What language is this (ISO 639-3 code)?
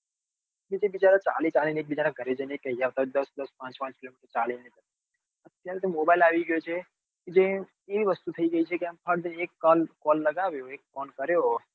guj